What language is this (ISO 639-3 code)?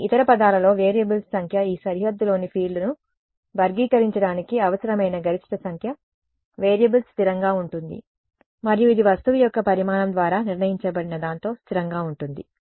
tel